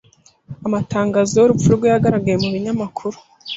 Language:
Kinyarwanda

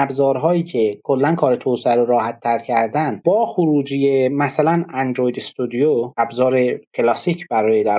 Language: Persian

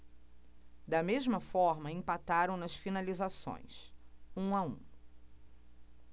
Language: Portuguese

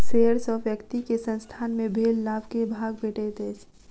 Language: Maithili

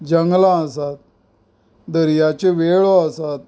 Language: Konkani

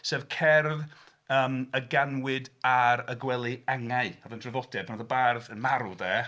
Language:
Welsh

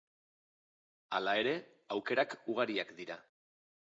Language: Basque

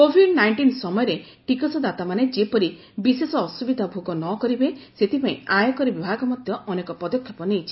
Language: Odia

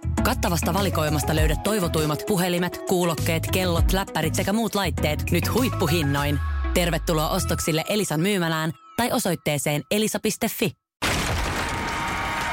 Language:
Finnish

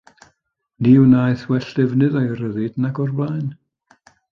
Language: Welsh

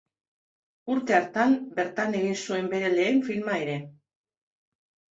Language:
Basque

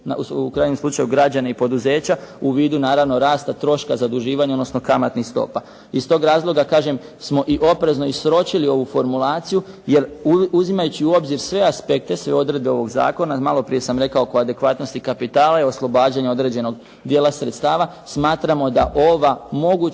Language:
Croatian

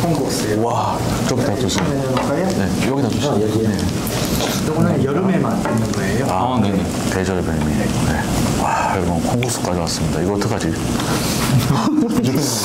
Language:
Korean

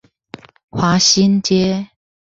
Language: Chinese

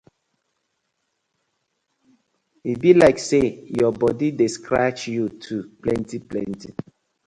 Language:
Nigerian Pidgin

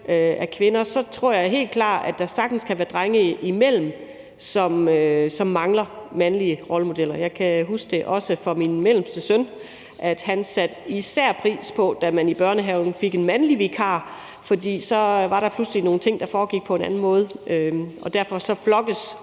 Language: Danish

